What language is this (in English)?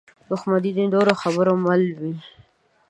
Pashto